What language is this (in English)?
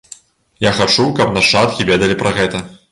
Belarusian